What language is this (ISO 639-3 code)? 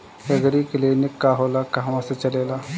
bho